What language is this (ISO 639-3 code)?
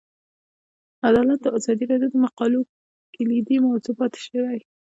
pus